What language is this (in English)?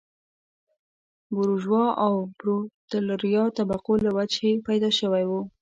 Pashto